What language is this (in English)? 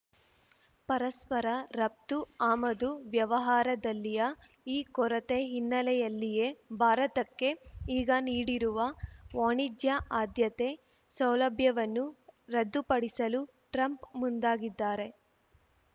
Kannada